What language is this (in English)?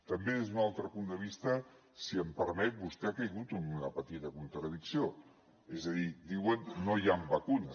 Catalan